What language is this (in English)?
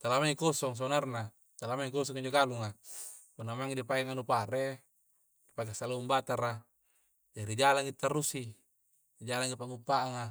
Coastal Konjo